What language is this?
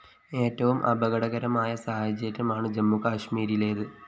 Malayalam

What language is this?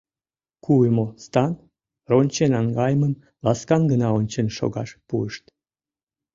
Mari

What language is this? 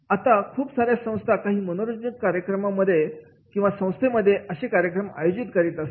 Marathi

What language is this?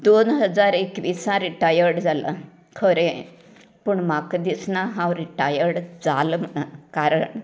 Konkani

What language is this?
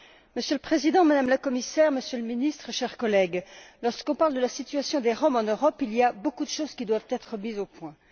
French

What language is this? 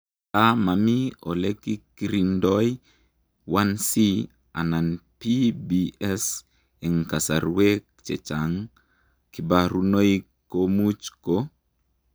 Kalenjin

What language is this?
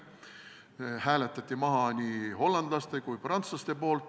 Estonian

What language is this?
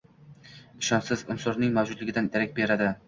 Uzbek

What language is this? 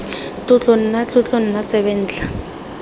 Tswana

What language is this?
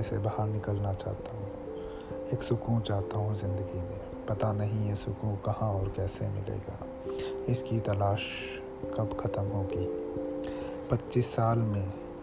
Hindi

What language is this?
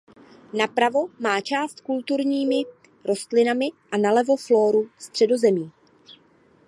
Czech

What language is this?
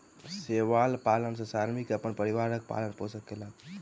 Maithili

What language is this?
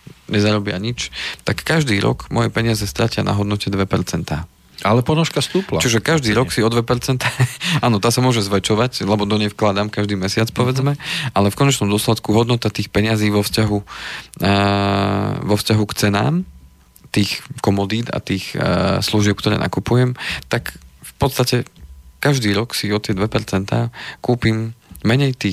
Slovak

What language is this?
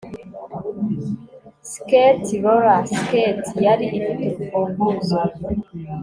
Kinyarwanda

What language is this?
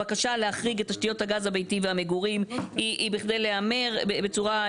Hebrew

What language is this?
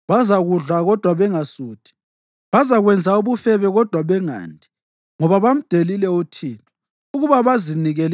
North Ndebele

